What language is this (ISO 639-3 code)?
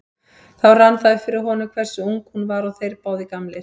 isl